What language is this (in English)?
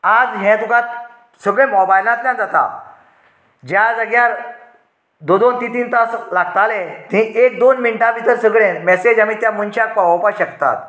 Konkani